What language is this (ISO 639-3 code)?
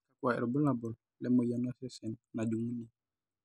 mas